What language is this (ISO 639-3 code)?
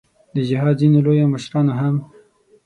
pus